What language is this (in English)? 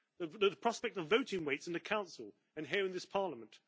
English